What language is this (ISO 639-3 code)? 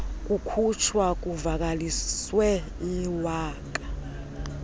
xho